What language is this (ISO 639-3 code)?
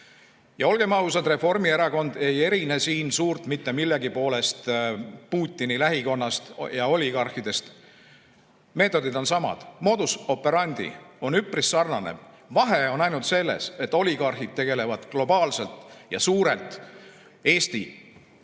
est